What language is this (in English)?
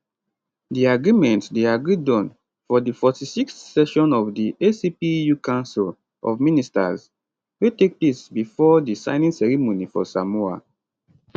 Nigerian Pidgin